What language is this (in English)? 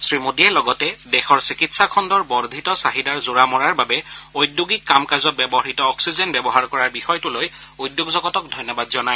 Assamese